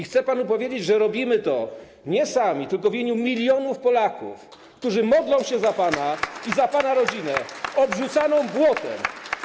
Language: Polish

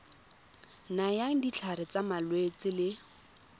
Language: Tswana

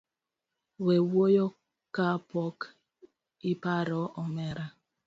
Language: Luo (Kenya and Tanzania)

